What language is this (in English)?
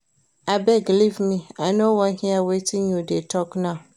Nigerian Pidgin